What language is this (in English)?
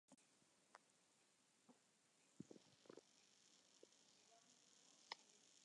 Western Frisian